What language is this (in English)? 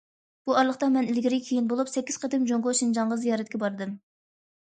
Uyghur